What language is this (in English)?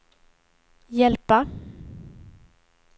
Swedish